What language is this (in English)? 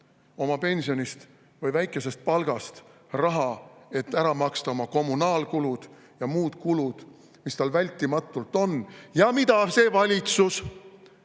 Estonian